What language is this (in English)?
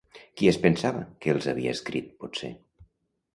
Catalan